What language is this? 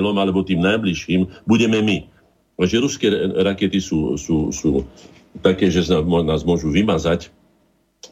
Slovak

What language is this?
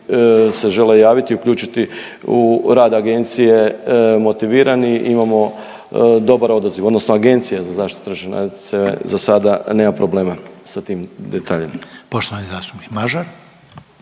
Croatian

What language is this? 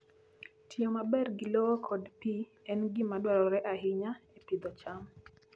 Luo (Kenya and Tanzania)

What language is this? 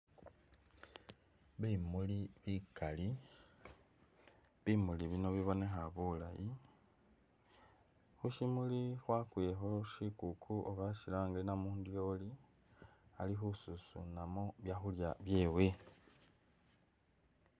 Masaaba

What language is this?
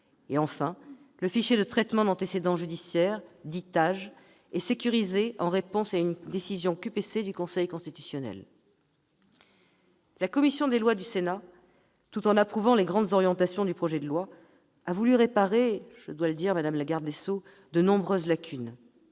French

